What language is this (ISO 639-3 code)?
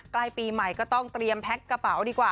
tha